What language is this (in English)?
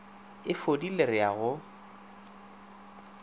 Northern Sotho